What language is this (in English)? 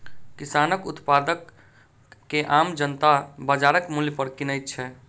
Maithili